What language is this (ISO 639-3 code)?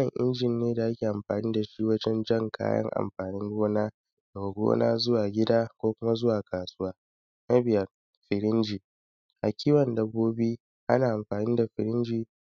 hau